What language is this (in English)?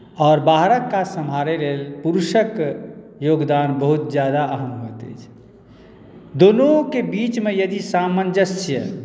Maithili